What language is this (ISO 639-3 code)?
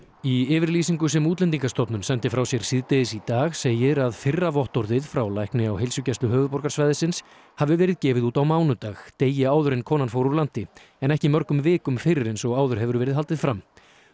isl